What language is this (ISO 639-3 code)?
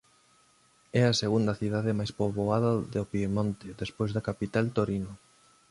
glg